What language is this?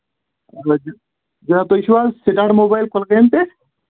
Kashmiri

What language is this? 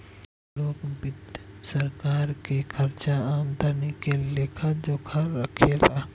Bhojpuri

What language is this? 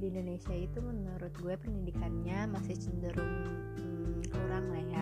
Indonesian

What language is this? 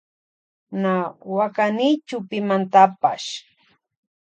Loja Highland Quichua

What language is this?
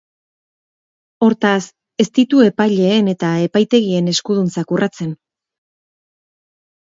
Basque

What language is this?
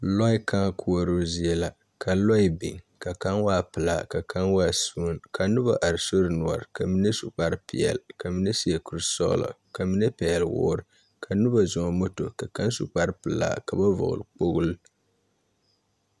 Southern Dagaare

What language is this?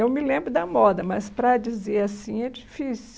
Portuguese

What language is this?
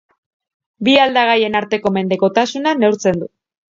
Basque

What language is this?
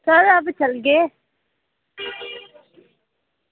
Dogri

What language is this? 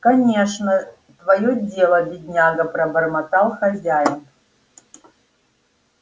Russian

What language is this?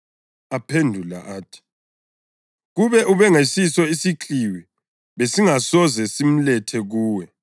North Ndebele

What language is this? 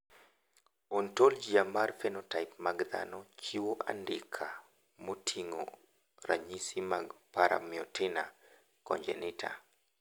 Luo (Kenya and Tanzania)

